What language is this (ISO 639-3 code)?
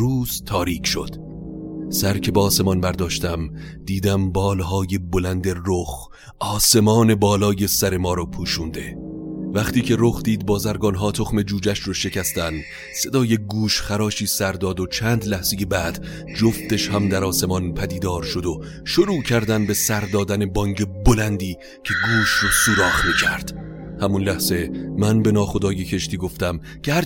fas